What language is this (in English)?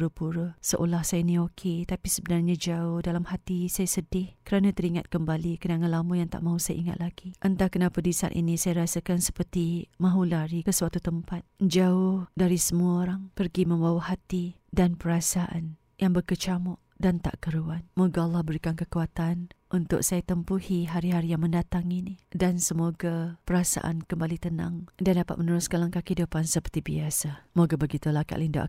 Malay